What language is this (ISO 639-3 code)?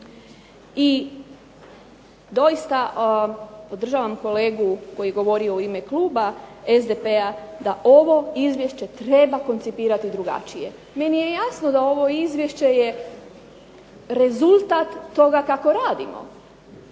hrv